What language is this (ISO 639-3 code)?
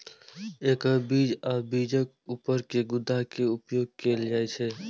mai